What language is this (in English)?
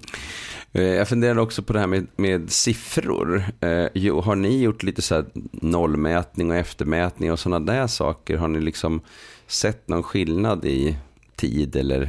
Swedish